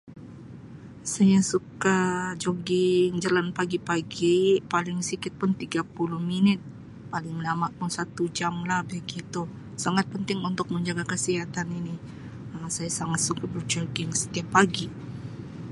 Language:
Sabah Malay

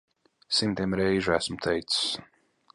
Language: Latvian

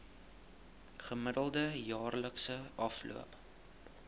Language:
Afrikaans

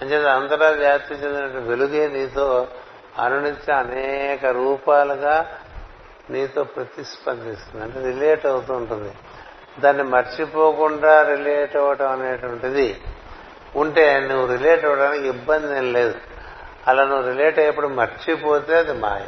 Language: Telugu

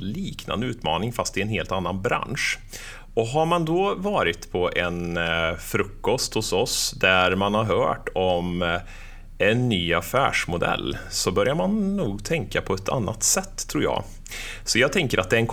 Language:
Swedish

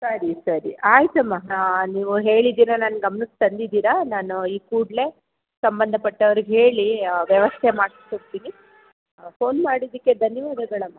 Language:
Kannada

